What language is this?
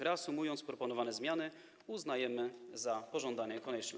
Polish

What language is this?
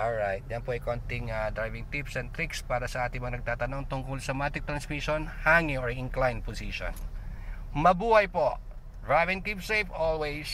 Filipino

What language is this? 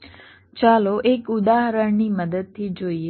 Gujarati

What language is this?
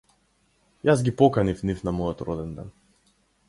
Macedonian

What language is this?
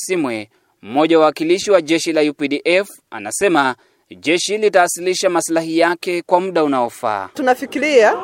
Swahili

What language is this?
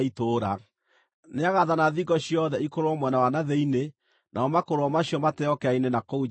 Kikuyu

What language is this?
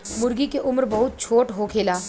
Bhojpuri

